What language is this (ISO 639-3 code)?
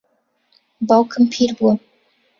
ckb